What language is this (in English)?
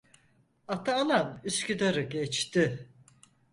Turkish